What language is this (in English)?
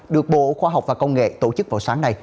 Vietnamese